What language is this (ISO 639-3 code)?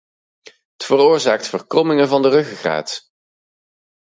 nld